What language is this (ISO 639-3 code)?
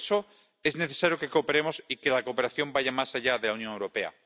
spa